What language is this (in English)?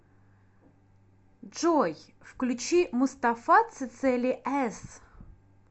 Russian